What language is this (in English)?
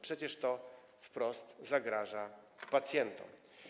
Polish